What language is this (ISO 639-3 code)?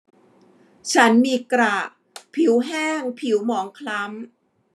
tha